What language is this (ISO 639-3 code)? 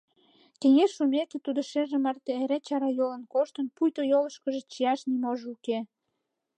chm